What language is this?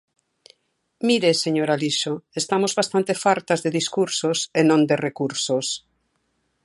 Galician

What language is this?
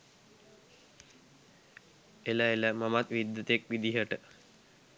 Sinhala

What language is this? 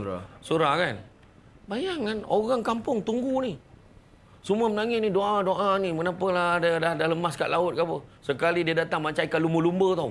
Malay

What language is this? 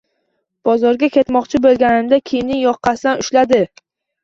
Uzbek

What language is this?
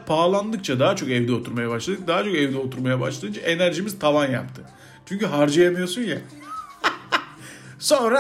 Turkish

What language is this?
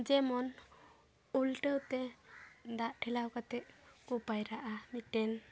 Santali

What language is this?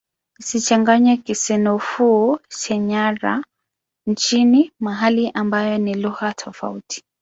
Swahili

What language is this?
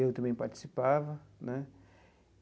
Portuguese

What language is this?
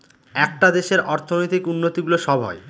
Bangla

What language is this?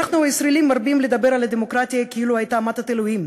Hebrew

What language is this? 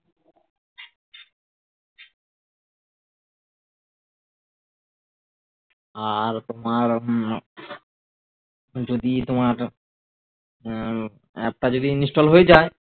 Bangla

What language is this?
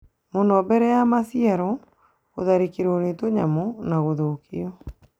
Kikuyu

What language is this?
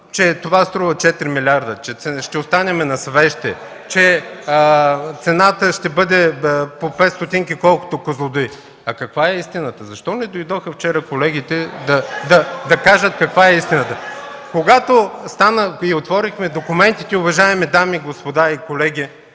Bulgarian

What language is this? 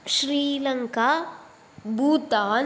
Sanskrit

